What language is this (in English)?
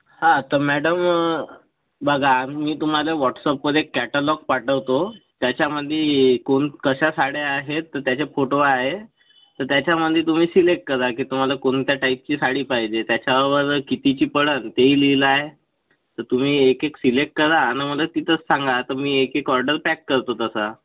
Marathi